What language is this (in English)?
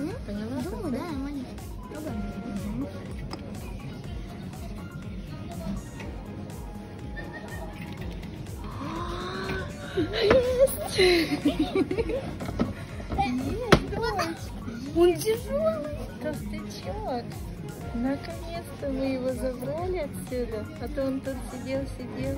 Russian